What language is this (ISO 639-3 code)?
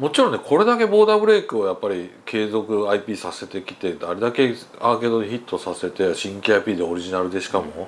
jpn